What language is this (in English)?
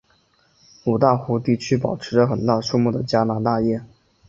Chinese